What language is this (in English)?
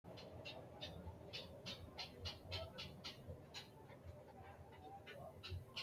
Sidamo